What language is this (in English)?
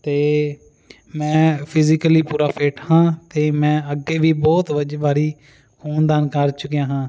Punjabi